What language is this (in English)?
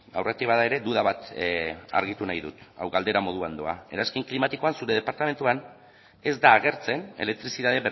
Basque